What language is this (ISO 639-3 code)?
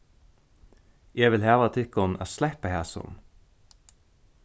fao